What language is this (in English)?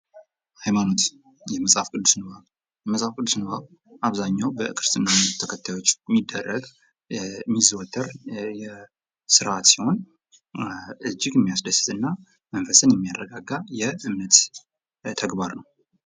Amharic